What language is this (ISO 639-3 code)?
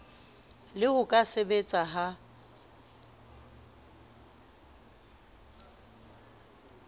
sot